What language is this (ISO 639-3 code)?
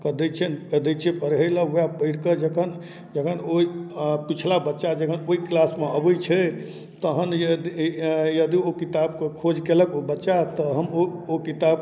mai